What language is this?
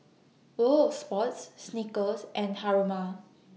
English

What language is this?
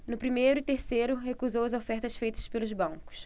Portuguese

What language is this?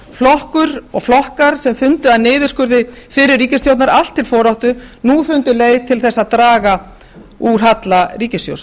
Icelandic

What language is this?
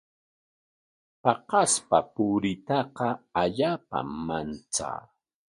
Corongo Ancash Quechua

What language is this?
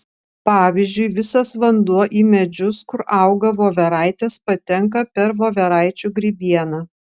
Lithuanian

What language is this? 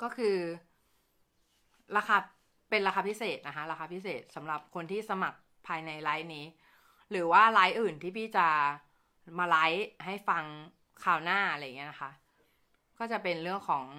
Thai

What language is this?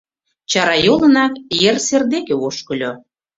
Mari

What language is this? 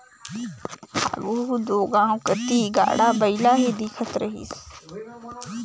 Chhattisgarhi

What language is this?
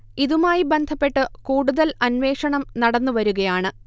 Malayalam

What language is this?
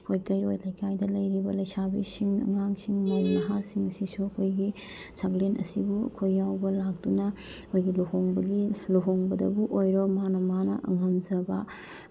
Manipuri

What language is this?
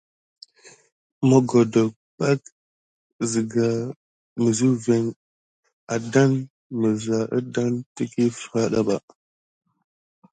Gidar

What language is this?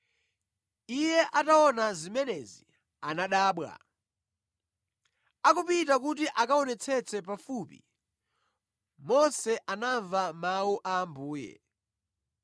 Nyanja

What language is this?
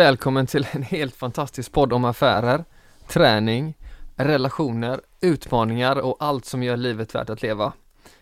Swedish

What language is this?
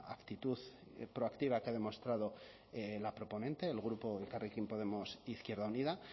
Spanish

